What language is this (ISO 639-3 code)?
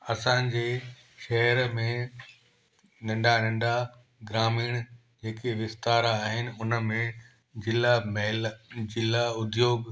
snd